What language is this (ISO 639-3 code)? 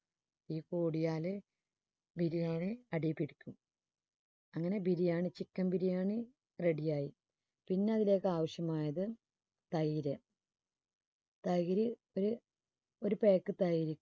mal